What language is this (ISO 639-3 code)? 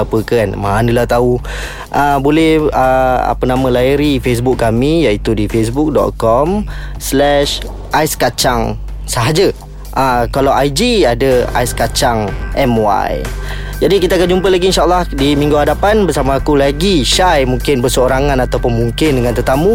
msa